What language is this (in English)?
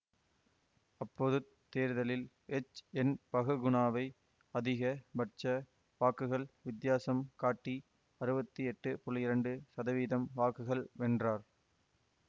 Tamil